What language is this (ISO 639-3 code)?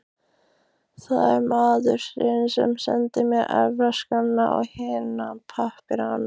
isl